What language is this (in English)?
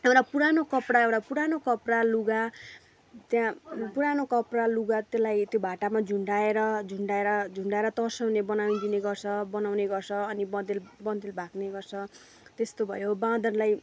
Nepali